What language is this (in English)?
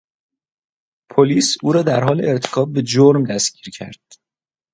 Persian